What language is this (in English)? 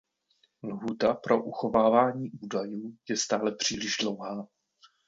Czech